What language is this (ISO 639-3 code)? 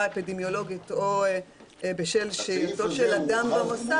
heb